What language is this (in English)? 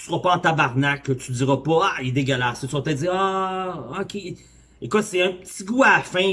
French